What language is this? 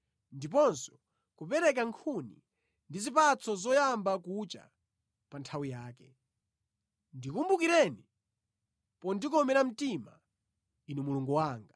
Nyanja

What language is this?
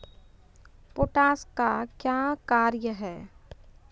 Maithili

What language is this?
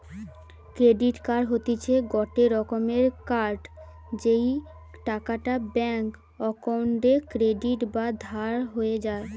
Bangla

